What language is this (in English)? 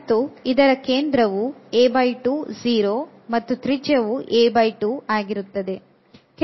Kannada